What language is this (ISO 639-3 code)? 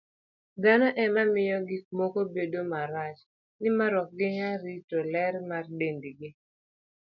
luo